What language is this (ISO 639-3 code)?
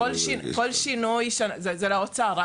heb